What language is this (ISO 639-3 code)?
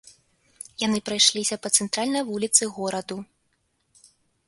bel